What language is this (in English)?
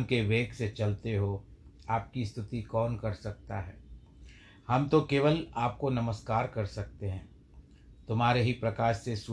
Hindi